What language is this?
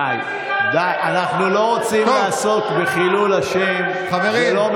Hebrew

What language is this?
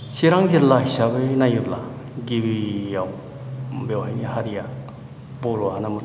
Bodo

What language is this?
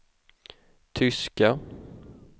Swedish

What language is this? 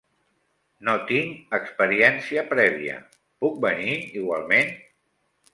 Catalan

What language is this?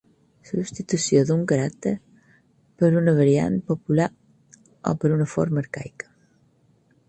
Catalan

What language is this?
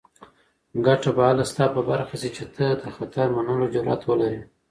Pashto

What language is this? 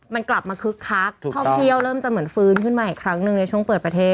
Thai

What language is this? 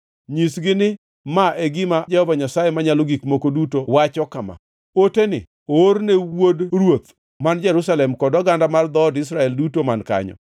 Luo (Kenya and Tanzania)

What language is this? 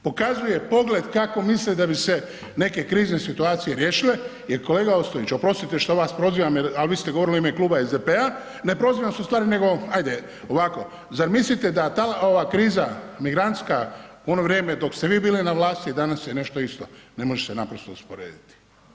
Croatian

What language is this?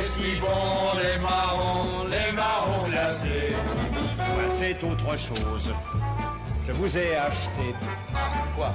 French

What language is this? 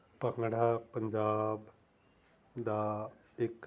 Punjabi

